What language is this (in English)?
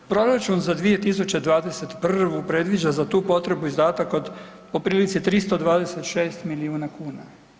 Croatian